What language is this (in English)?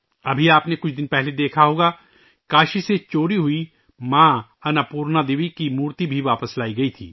Urdu